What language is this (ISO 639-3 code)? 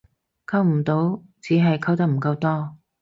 yue